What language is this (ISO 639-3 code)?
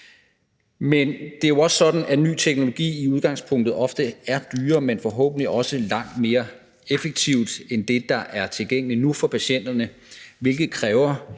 dan